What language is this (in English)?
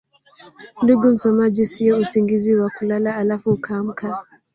Swahili